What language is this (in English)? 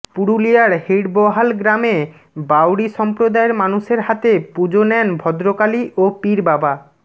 Bangla